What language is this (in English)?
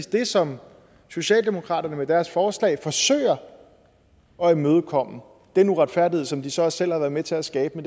Danish